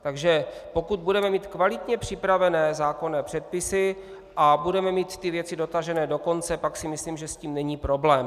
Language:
Czech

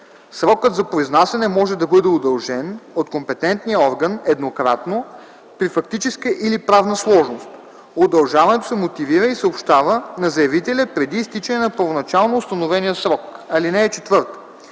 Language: Bulgarian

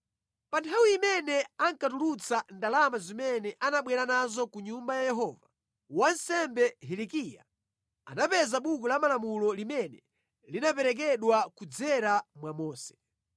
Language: Nyanja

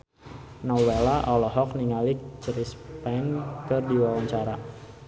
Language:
Sundanese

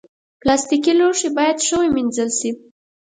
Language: Pashto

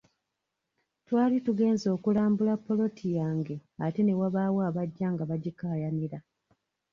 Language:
Ganda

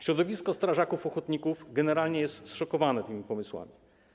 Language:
Polish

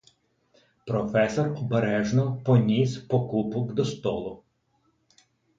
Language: Ukrainian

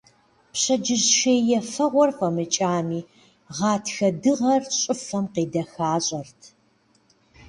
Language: Kabardian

